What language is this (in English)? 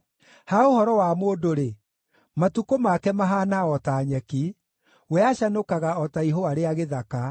Kikuyu